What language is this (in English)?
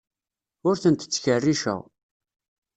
Kabyle